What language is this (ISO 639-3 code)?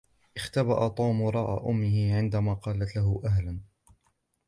ara